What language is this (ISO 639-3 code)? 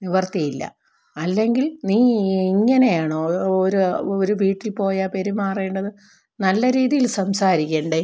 mal